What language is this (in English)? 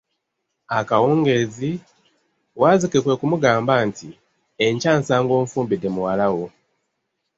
Ganda